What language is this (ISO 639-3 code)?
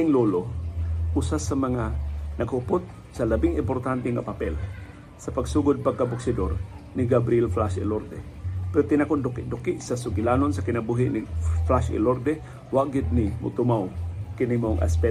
fil